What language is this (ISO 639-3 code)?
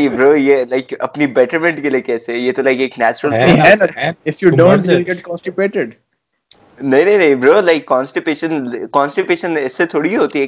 urd